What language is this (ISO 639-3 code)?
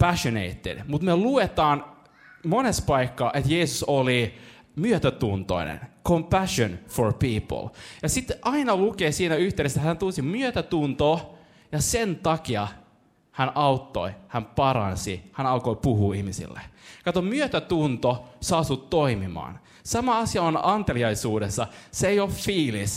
fin